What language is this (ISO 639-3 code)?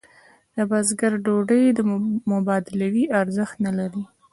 pus